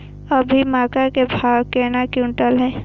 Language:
Maithili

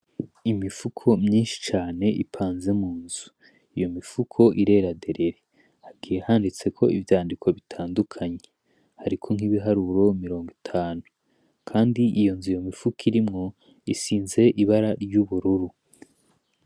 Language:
Rundi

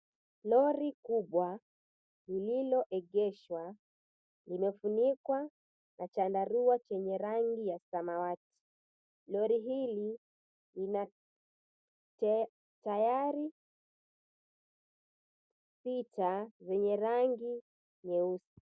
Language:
Swahili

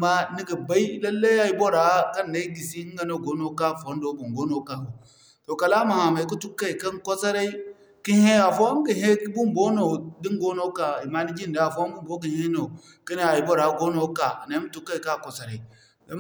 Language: Zarma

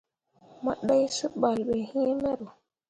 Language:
Mundang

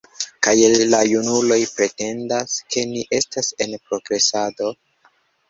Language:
Esperanto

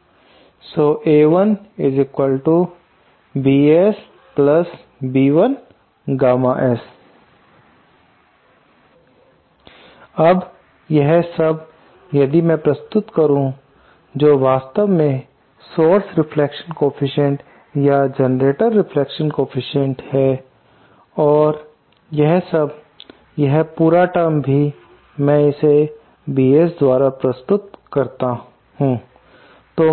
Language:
Hindi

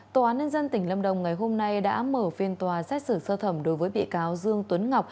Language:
Vietnamese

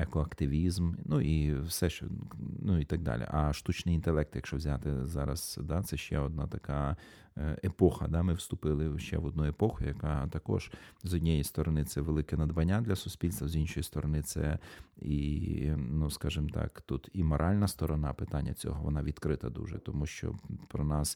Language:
Ukrainian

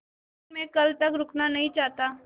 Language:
Hindi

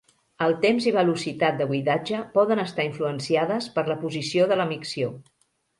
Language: Catalan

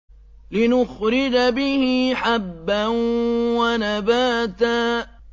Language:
Arabic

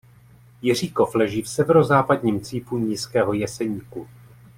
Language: Czech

